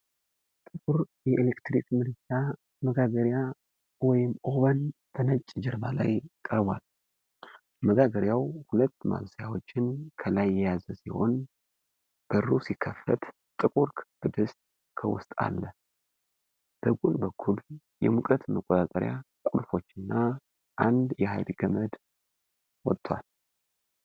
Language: Amharic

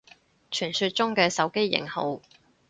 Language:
Cantonese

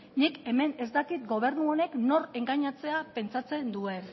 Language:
Basque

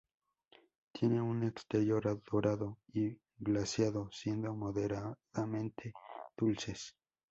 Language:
Spanish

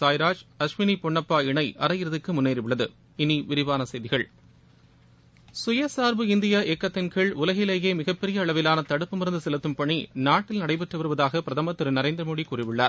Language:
Tamil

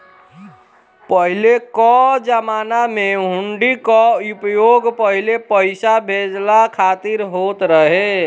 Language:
Bhojpuri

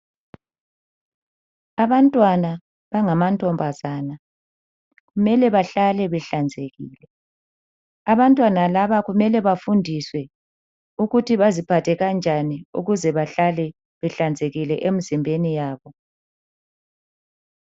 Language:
North Ndebele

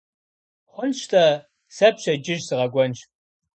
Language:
Kabardian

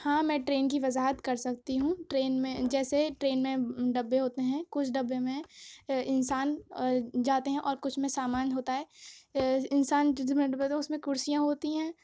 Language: Urdu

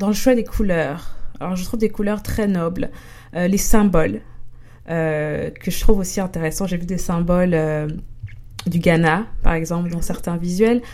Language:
French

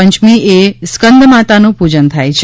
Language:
Gujarati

